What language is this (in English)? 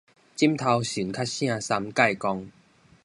Min Nan Chinese